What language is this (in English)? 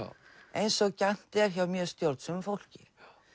Icelandic